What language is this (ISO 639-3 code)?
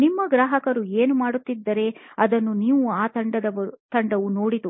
kan